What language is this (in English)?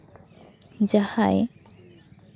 Santali